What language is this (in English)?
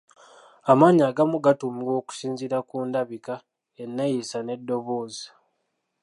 Ganda